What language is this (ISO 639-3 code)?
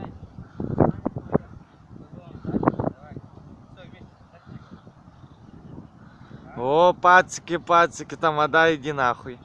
rus